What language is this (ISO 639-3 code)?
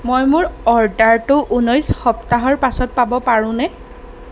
asm